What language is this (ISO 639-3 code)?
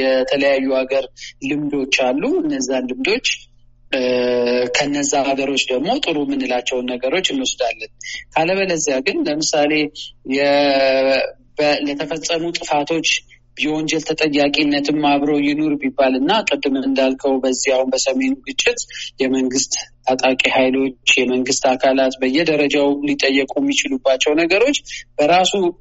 amh